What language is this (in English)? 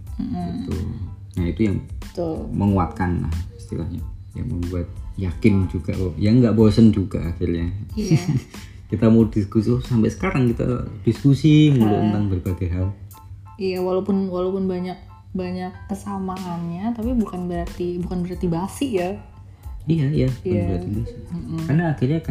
Indonesian